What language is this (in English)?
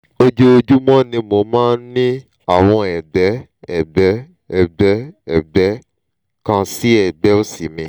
Yoruba